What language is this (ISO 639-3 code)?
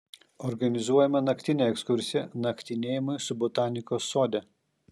lit